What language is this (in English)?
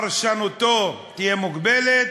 Hebrew